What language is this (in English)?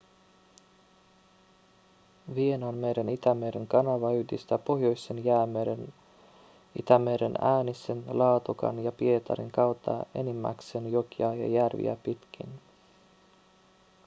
Finnish